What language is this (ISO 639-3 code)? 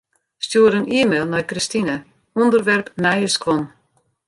fry